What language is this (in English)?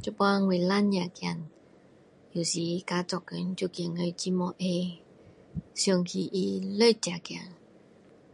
Min Dong Chinese